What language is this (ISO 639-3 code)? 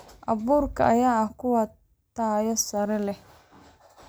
som